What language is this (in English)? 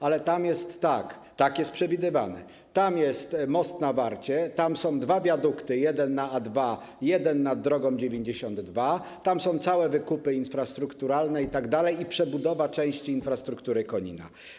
Polish